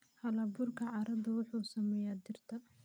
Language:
Somali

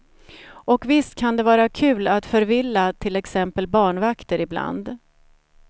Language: Swedish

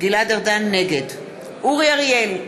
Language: Hebrew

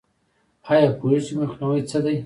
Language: Pashto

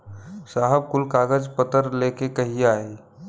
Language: Bhojpuri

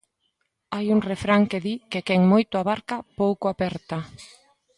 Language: Galician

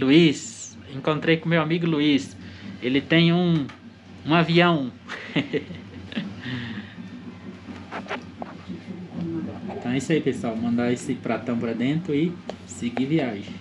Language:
Portuguese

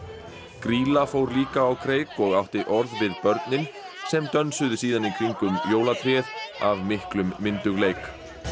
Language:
Icelandic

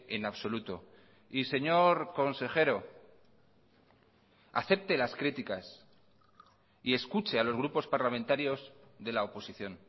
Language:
Spanish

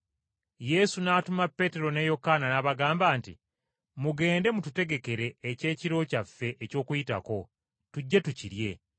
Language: Ganda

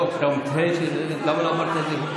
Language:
Hebrew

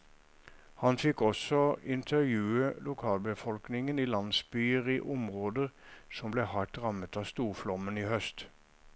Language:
Norwegian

